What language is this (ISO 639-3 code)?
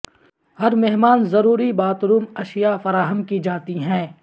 urd